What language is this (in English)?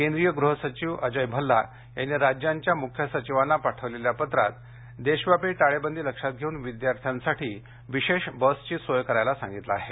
Marathi